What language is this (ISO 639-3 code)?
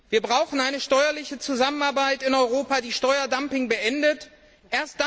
deu